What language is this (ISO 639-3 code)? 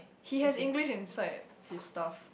eng